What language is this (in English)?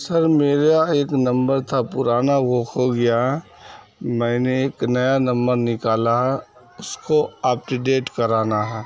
Urdu